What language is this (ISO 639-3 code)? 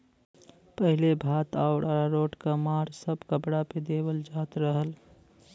bho